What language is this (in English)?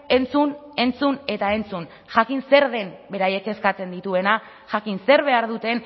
Basque